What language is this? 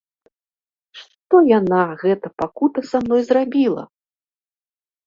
Belarusian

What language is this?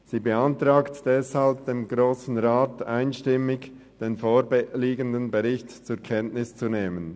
Swiss German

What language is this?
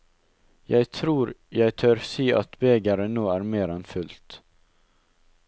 Norwegian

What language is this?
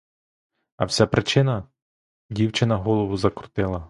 Ukrainian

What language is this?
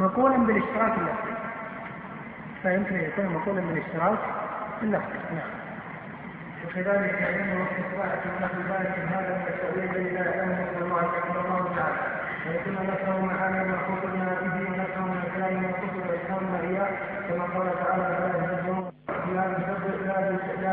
Arabic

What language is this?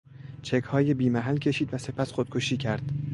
Persian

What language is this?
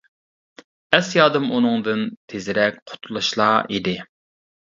Uyghur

